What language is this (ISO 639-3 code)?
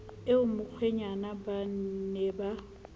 sot